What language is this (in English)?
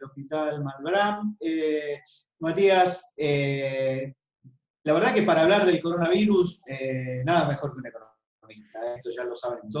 Spanish